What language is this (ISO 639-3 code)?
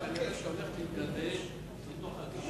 heb